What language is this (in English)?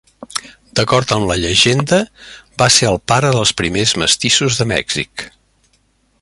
Catalan